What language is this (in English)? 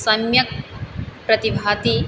Sanskrit